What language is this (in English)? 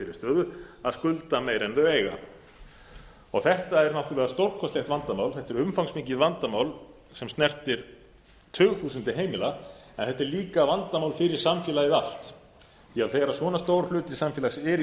Icelandic